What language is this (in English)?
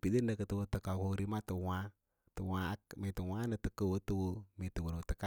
Lala-Roba